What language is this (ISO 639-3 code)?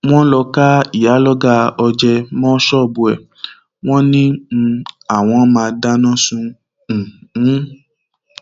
yor